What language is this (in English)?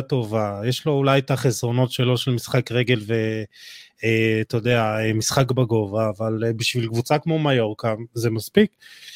Hebrew